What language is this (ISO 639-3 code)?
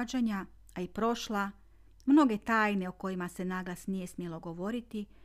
hrv